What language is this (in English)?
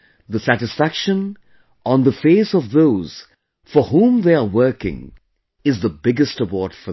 English